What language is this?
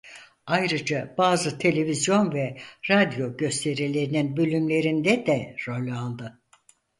Turkish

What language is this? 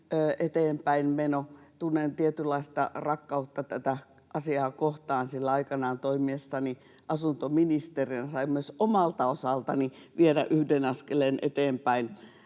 Finnish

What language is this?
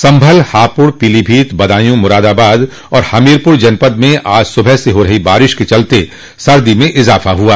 Hindi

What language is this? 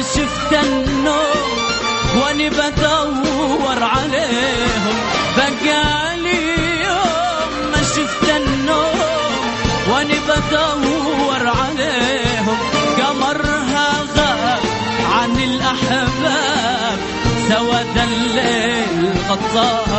Arabic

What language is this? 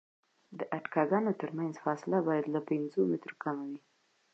Pashto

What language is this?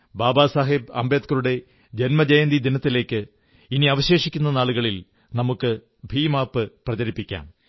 Malayalam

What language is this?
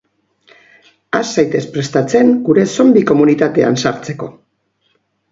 Basque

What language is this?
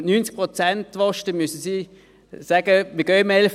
Swiss German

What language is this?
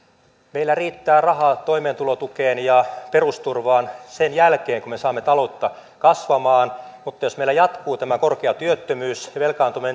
Finnish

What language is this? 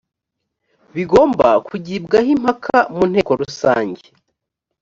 Kinyarwanda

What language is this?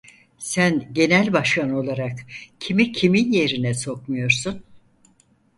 Turkish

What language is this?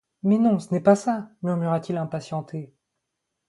French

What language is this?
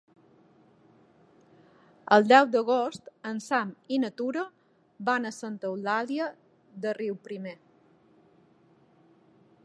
Catalan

